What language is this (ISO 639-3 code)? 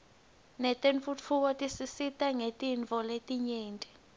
ssw